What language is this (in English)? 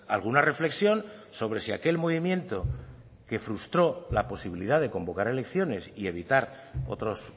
Spanish